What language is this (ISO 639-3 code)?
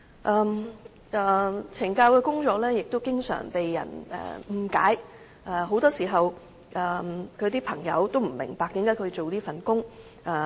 yue